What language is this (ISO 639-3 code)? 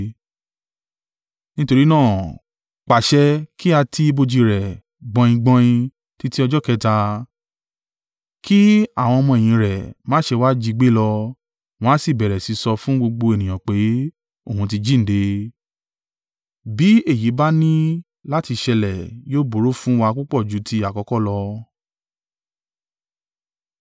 yor